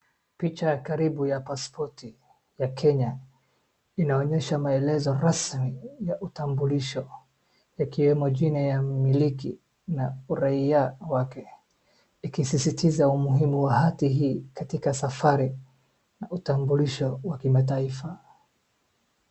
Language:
Swahili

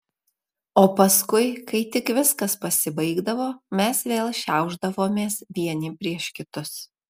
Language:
Lithuanian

